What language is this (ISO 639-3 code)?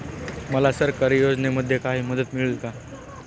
mar